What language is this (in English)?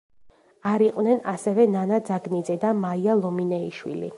Georgian